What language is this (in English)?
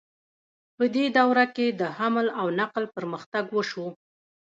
Pashto